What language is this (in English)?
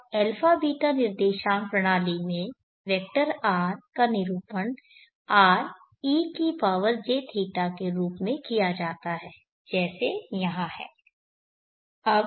Hindi